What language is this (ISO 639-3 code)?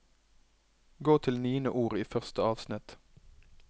nor